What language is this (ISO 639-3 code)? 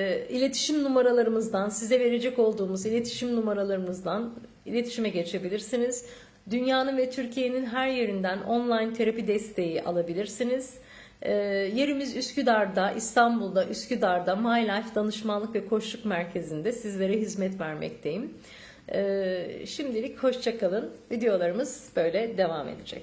tur